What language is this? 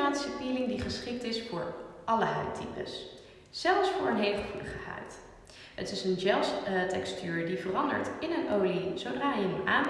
Dutch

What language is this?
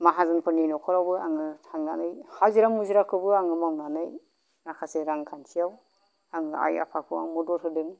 Bodo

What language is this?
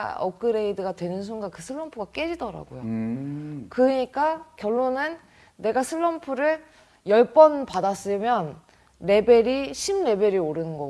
Korean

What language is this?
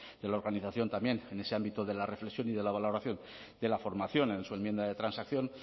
Spanish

